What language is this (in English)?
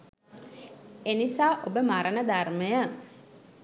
Sinhala